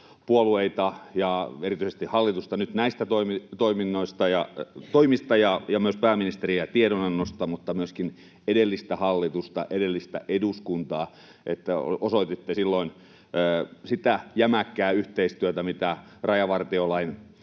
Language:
Finnish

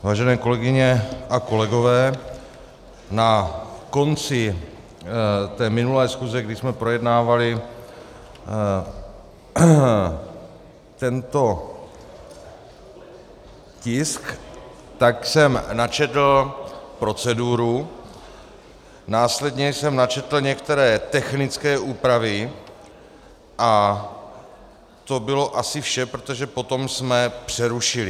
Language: Czech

